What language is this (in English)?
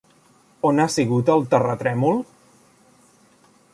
Catalan